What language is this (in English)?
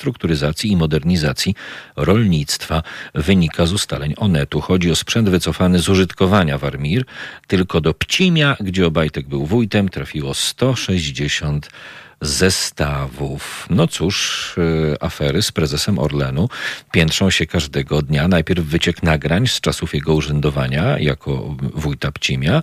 Polish